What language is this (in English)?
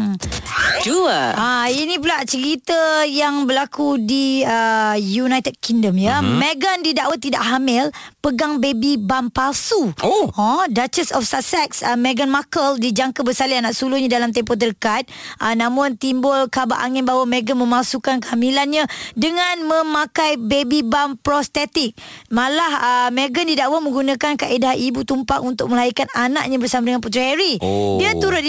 Malay